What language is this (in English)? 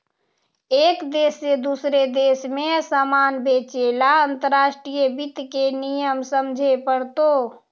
Magahi